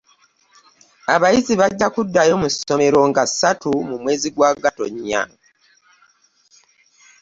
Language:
Ganda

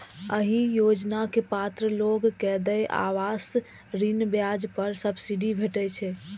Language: Maithili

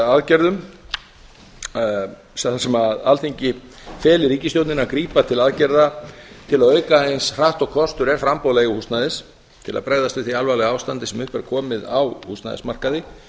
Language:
Icelandic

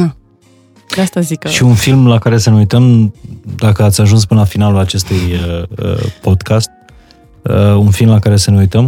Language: Romanian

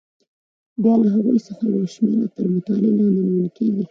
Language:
Pashto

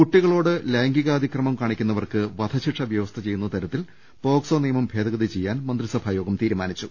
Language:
Malayalam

